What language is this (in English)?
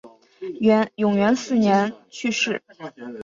Chinese